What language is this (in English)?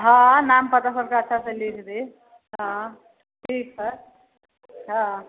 Maithili